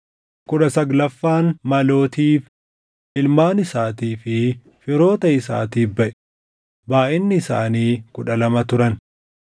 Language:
Oromo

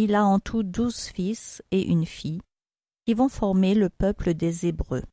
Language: French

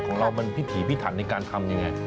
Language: Thai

